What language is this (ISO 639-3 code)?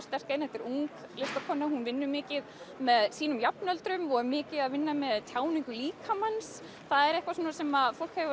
isl